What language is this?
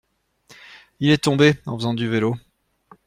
French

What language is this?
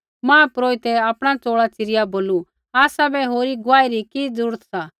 Kullu Pahari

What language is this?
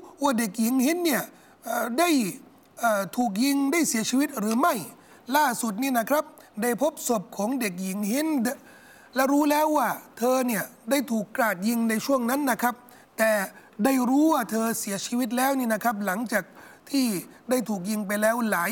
Thai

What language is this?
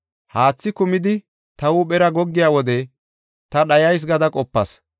Gofa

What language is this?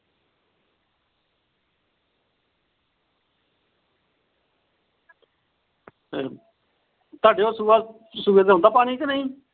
Punjabi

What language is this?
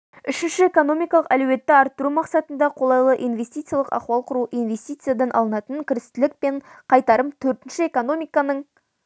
Kazakh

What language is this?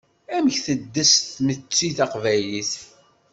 Kabyle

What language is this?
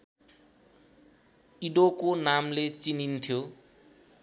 Nepali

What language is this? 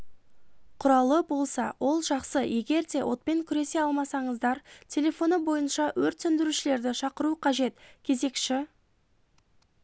Kazakh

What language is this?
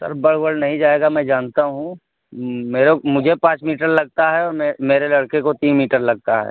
Urdu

